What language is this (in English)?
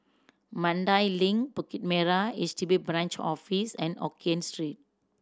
English